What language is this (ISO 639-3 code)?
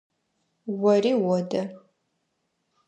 ady